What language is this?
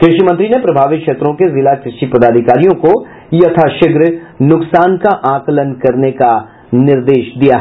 Hindi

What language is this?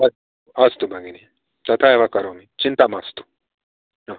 Sanskrit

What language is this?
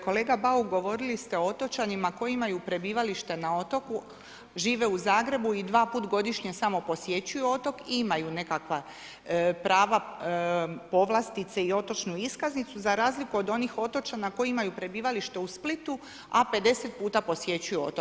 Croatian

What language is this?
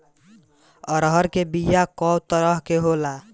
Bhojpuri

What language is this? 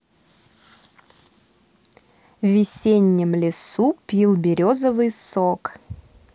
Russian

